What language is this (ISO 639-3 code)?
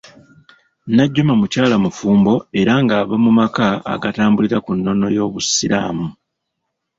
lug